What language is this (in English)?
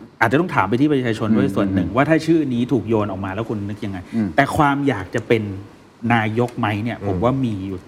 Thai